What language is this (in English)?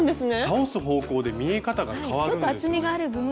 Japanese